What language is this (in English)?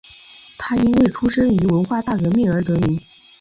Chinese